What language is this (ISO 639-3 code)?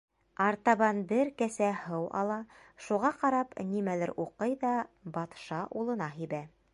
bak